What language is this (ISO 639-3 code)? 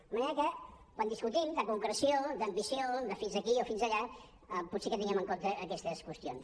cat